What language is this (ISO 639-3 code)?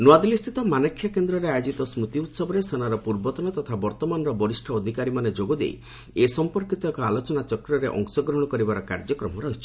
ori